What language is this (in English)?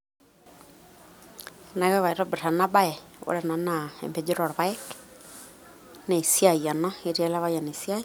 Masai